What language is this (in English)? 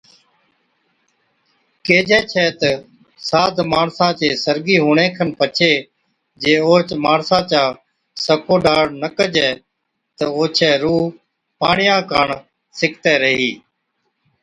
Od